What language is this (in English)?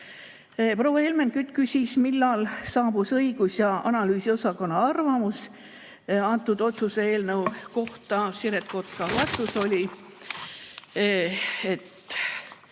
Estonian